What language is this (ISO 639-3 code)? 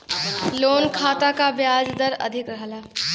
bho